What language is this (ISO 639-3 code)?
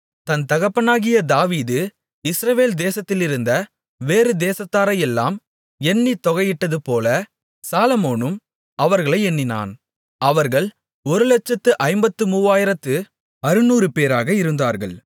tam